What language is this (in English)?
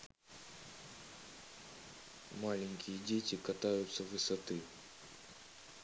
Russian